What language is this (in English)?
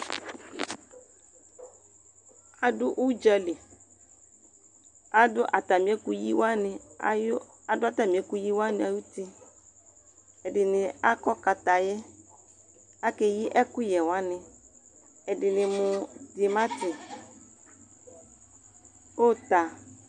Ikposo